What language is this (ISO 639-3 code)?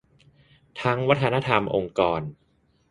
tha